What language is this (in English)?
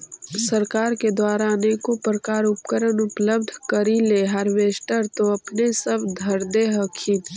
Magahi